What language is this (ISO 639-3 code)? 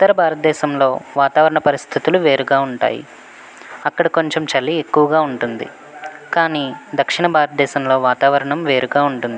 tel